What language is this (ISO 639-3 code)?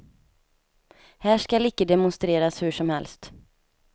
swe